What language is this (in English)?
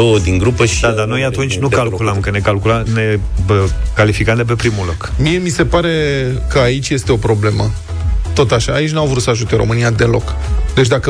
Romanian